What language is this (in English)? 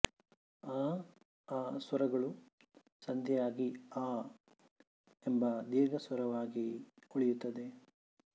Kannada